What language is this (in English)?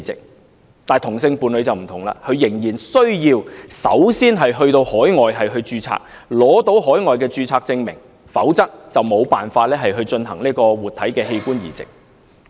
Cantonese